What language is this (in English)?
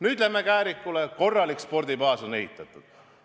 Estonian